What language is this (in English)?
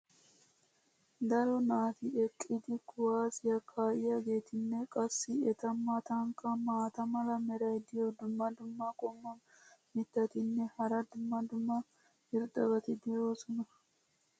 Wolaytta